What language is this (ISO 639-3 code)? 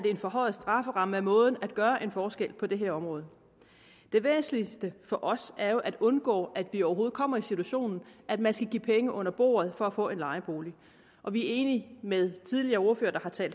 dan